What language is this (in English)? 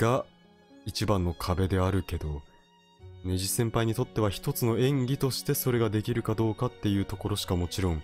Japanese